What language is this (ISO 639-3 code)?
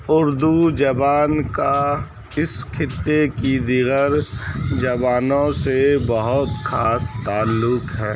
urd